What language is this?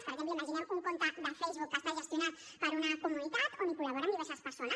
Catalan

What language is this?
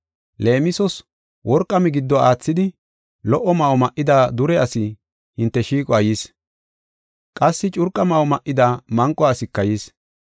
Gofa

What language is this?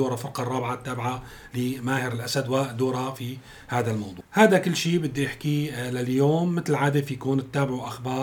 Arabic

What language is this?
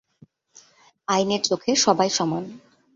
Bangla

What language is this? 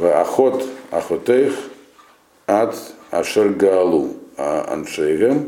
Russian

